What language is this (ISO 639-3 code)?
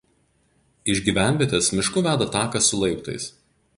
lit